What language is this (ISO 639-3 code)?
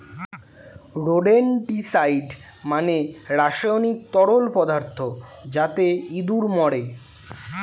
ben